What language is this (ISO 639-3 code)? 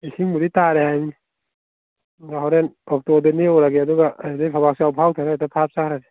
mni